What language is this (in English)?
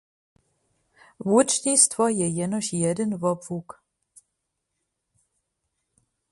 Upper Sorbian